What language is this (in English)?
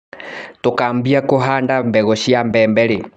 Kikuyu